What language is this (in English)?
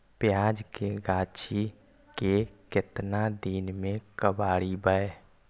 Magahi